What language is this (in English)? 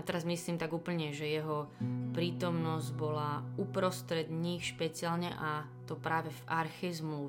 Slovak